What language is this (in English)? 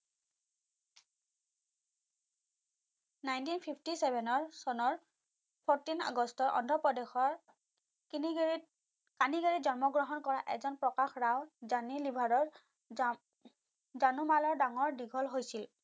Assamese